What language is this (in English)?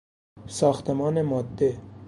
Persian